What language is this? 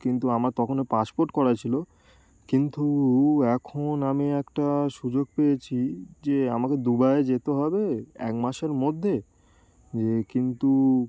Bangla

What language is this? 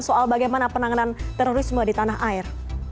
Indonesian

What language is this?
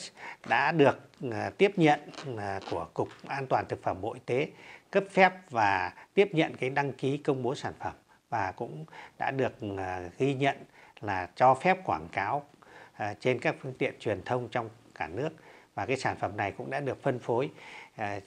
Vietnamese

